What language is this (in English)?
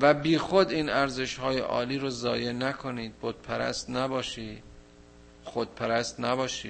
Persian